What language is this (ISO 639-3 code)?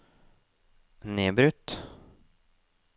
nor